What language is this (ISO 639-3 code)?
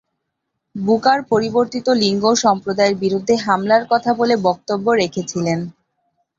ben